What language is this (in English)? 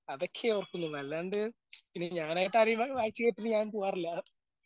Malayalam